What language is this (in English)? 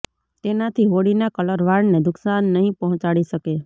Gujarati